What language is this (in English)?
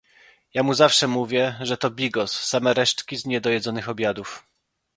Polish